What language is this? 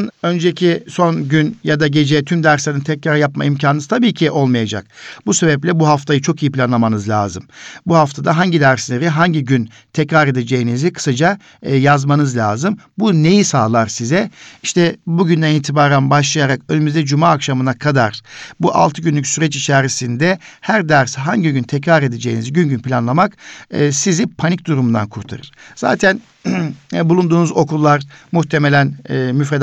Turkish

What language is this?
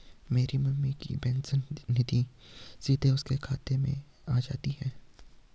Hindi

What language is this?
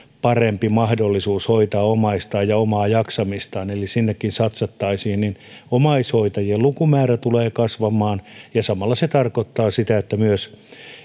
Finnish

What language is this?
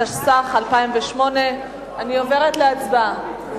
Hebrew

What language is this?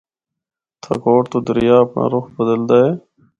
Northern Hindko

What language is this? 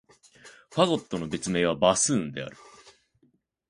Japanese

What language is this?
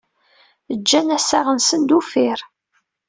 Kabyle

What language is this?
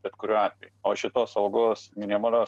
Lithuanian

